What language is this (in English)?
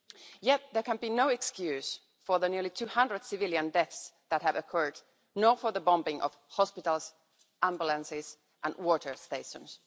English